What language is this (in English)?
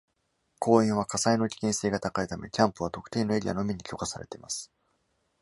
Japanese